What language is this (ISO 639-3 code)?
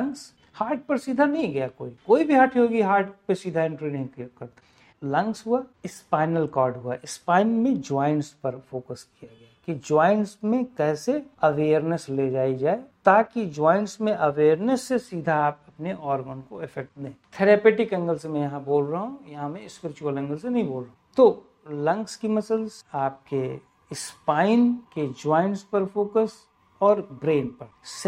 hin